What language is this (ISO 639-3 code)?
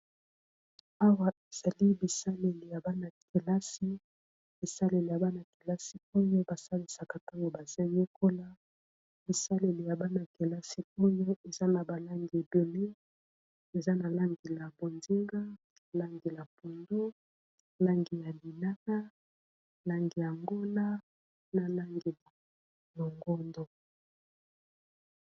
lin